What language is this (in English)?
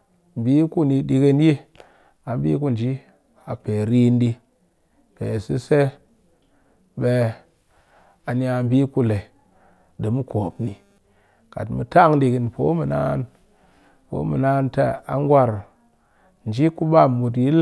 Cakfem-Mushere